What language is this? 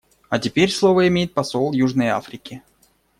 Russian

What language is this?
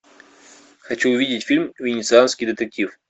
Russian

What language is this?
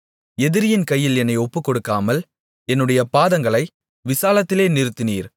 Tamil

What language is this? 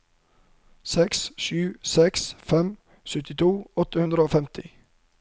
Norwegian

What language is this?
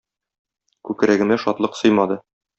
Tatar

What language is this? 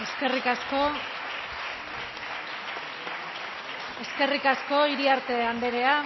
Basque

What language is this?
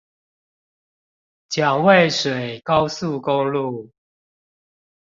Chinese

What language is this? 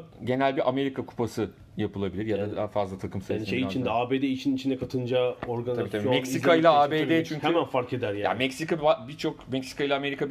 Turkish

